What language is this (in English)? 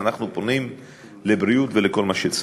Hebrew